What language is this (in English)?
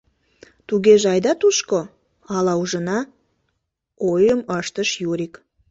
Mari